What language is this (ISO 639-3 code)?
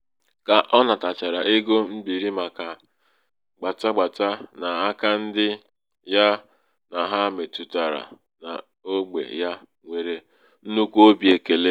ibo